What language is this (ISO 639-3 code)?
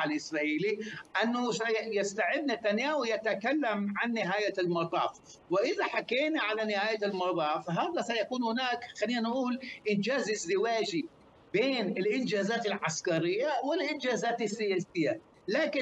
ara